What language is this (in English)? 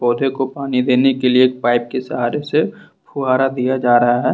Hindi